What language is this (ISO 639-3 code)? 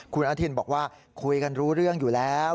tha